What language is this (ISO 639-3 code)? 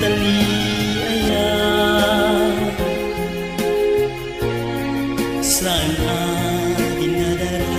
fil